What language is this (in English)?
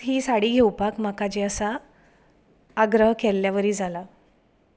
Konkani